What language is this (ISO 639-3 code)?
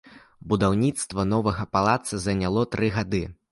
bel